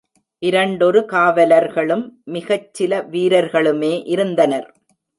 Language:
Tamil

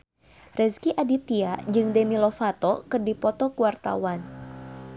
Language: Sundanese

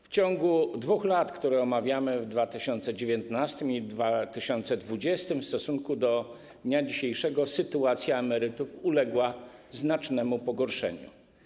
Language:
Polish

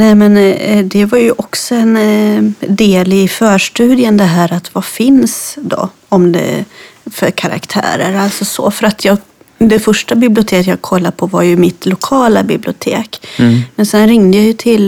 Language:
Swedish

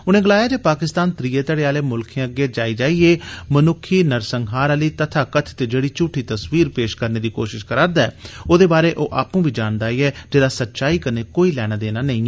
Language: Dogri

